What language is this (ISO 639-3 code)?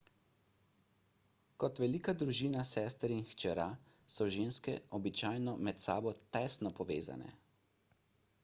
slv